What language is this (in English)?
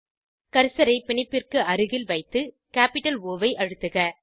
Tamil